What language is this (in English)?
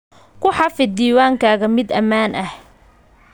Somali